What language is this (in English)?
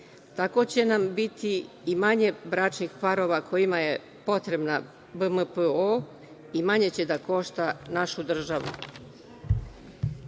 Serbian